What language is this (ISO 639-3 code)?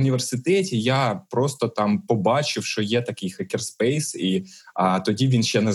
ukr